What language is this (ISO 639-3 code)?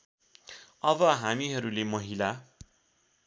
nep